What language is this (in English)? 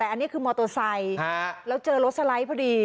Thai